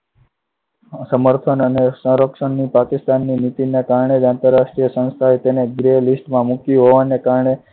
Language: Gujarati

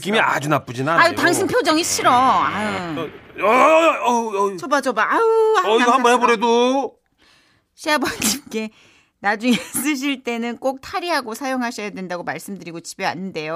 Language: Korean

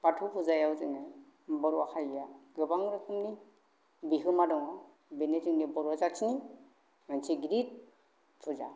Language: Bodo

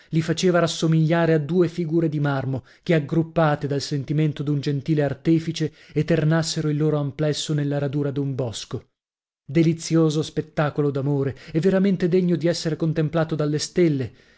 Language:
Italian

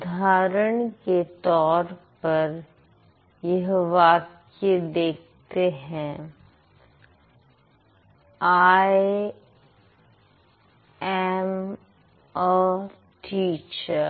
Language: Hindi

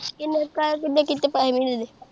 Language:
Punjabi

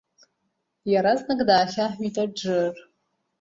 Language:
Abkhazian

